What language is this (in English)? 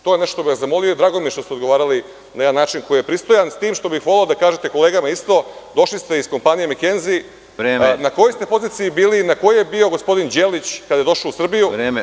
Serbian